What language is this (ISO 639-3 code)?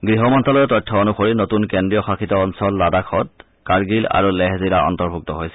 asm